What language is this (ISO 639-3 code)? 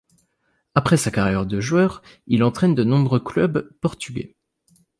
fra